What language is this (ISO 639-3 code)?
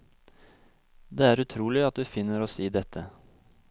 nor